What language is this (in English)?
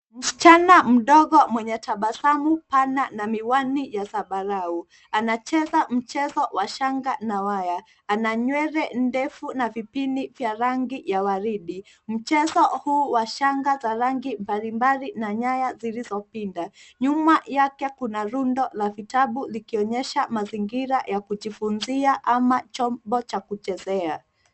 Swahili